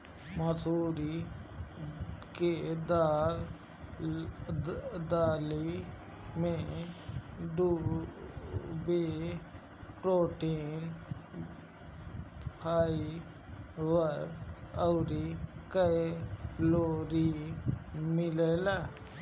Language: Bhojpuri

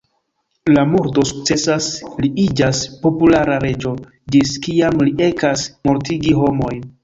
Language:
Esperanto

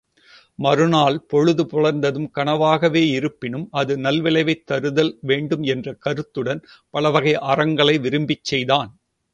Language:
Tamil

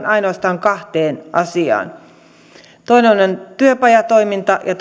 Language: Finnish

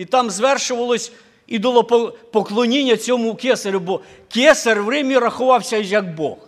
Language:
Ukrainian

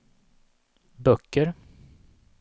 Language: Swedish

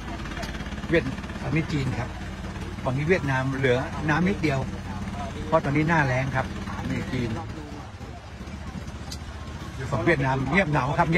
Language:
Thai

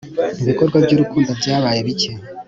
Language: Kinyarwanda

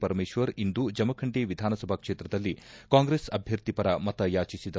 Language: Kannada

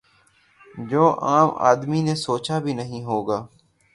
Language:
Urdu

